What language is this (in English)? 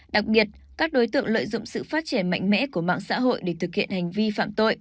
Vietnamese